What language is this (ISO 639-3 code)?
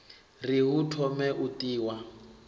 ven